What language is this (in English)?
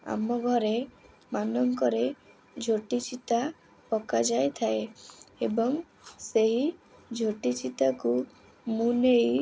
Odia